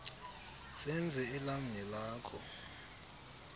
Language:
Xhosa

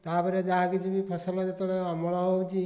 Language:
Odia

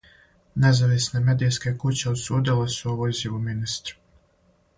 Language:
Serbian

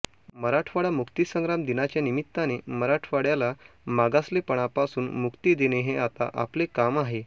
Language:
Marathi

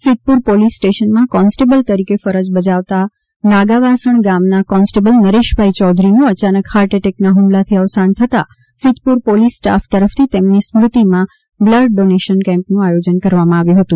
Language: Gujarati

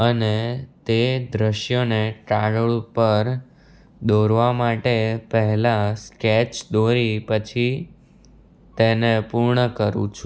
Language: Gujarati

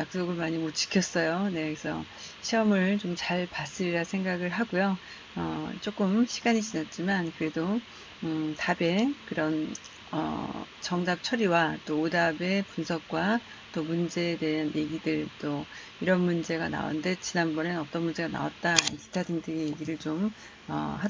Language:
Korean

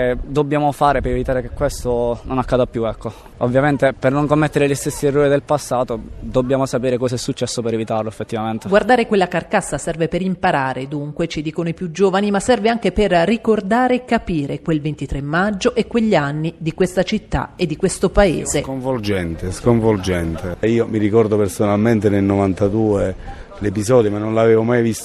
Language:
Italian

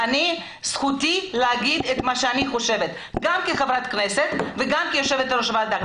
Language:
Hebrew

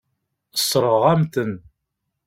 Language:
Kabyle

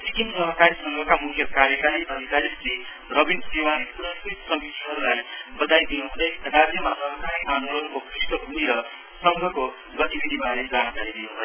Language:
Nepali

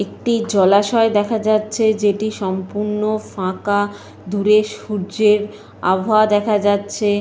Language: Bangla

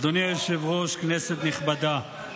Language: Hebrew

